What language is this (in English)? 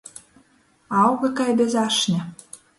Latgalian